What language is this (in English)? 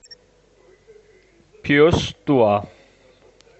Russian